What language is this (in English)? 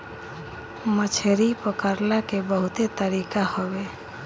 Bhojpuri